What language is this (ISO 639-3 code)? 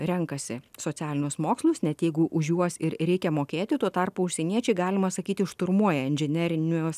lit